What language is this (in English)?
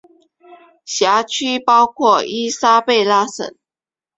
Chinese